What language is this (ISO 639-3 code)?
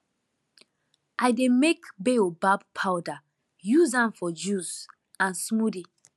pcm